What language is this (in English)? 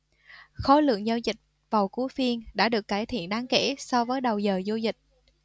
Vietnamese